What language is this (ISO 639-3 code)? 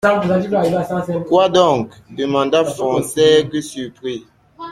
fra